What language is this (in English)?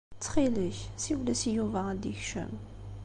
Kabyle